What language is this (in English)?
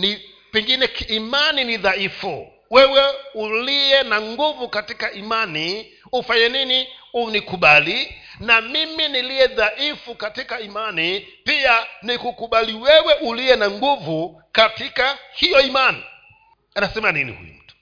Swahili